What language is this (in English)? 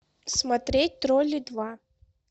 Russian